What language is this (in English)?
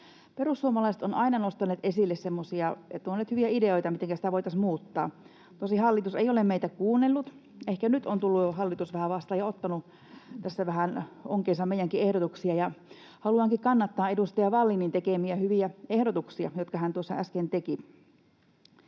Finnish